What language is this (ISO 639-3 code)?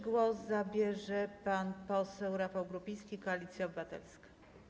pol